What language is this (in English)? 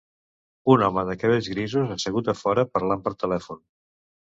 Catalan